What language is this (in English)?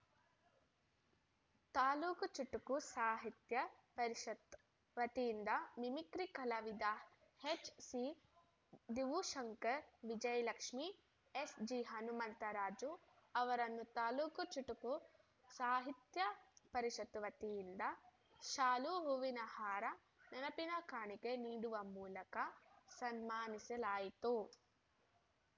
Kannada